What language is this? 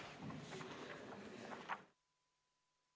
Estonian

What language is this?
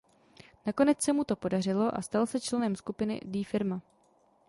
Czech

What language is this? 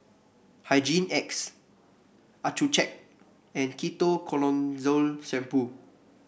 English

